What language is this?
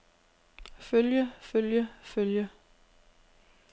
Danish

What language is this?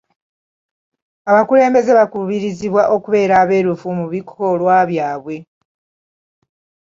Ganda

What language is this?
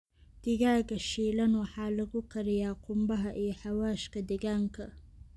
Somali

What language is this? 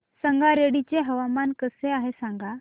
Marathi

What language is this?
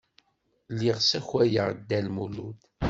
Kabyle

